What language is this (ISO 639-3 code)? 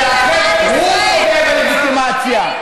heb